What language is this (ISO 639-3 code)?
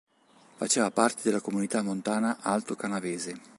ita